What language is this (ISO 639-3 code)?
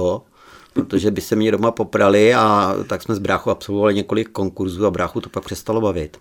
ces